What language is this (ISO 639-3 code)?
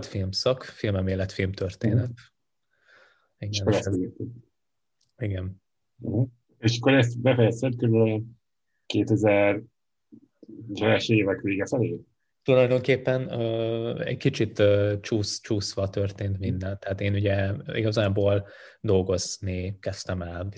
hun